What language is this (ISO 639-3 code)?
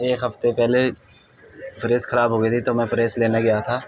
urd